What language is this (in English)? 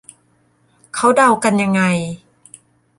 Thai